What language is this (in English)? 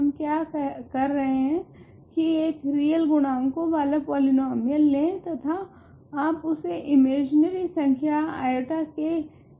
Hindi